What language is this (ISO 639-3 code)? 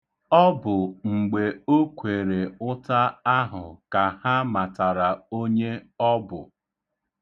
ibo